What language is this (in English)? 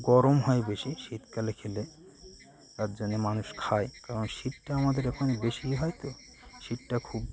Bangla